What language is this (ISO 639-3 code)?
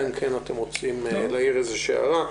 heb